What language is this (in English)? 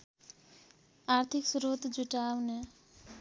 Nepali